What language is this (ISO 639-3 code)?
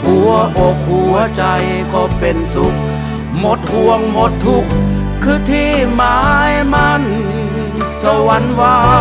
tha